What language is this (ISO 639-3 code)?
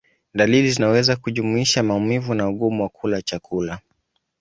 swa